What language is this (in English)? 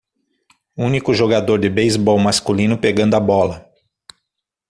Portuguese